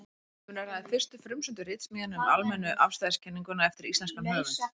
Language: Icelandic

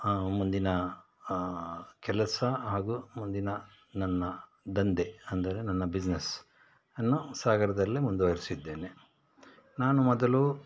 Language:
Kannada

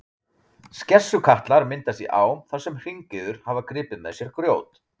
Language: Icelandic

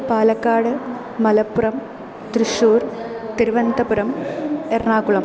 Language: Sanskrit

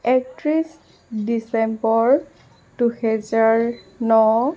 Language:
Assamese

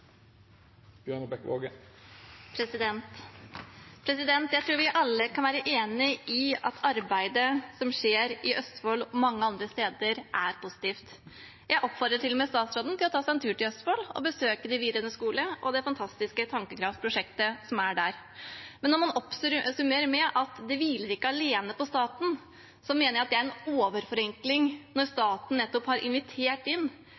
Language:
Norwegian Bokmål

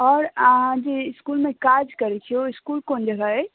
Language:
Maithili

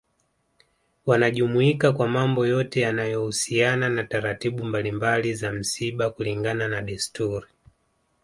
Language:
Swahili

